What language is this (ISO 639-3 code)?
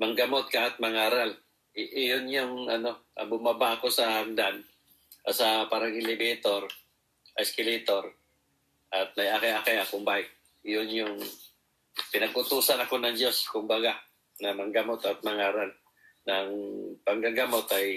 fil